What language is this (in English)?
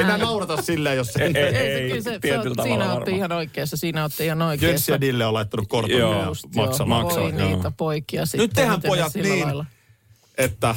Finnish